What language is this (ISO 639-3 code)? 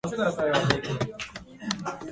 jpn